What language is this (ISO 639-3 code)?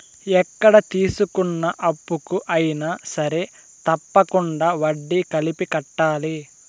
tel